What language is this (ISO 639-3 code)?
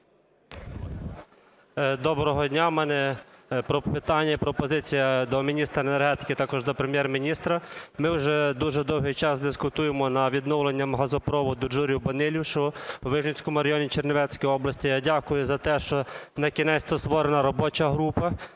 ukr